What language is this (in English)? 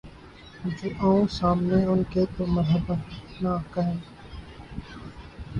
Urdu